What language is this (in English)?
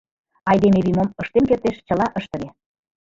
Mari